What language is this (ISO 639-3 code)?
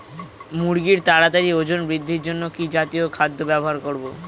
ben